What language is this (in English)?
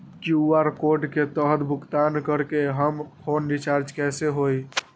Magahi